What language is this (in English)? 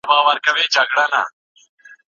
Pashto